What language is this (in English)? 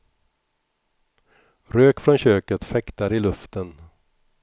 Swedish